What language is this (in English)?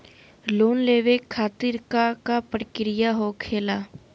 Magahi